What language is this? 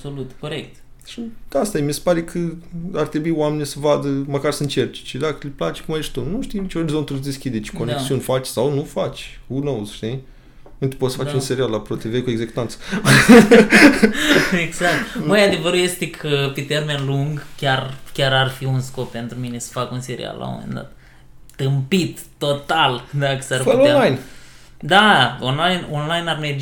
Romanian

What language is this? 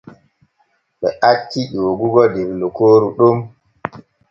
Borgu Fulfulde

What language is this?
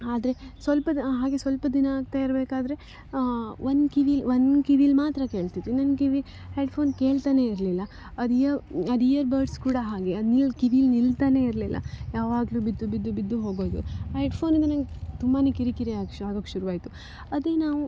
Kannada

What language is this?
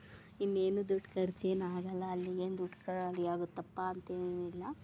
Kannada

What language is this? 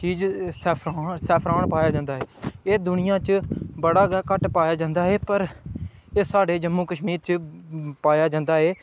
Dogri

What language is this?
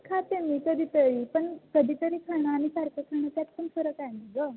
Marathi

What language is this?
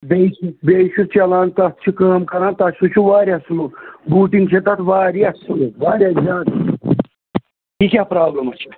Kashmiri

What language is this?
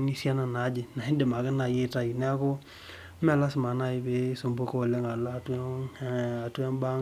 Masai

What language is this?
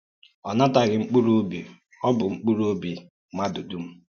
Igbo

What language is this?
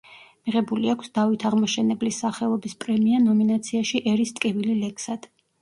Georgian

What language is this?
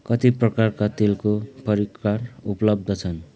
Nepali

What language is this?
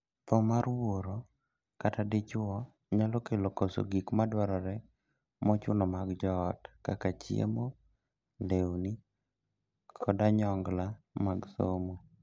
Luo (Kenya and Tanzania)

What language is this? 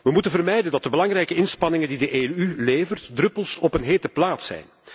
Dutch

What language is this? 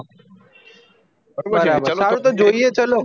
Gujarati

